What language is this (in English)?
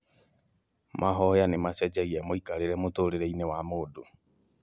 Kikuyu